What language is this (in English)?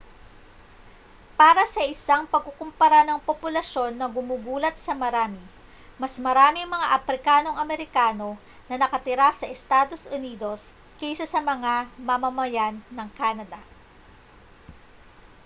Filipino